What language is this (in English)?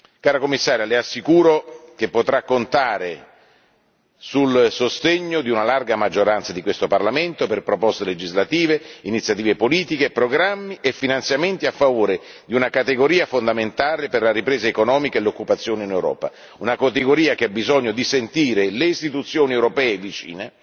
Italian